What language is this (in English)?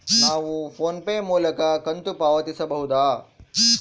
Kannada